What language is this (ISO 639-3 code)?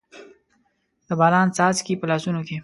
pus